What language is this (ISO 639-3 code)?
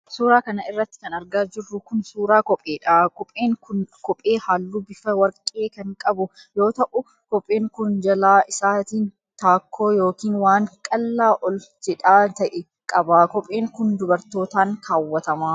orm